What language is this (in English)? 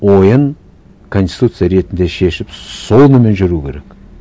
Kazakh